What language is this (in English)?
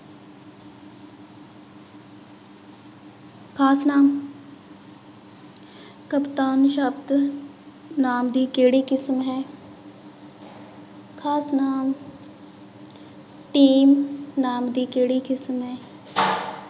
Punjabi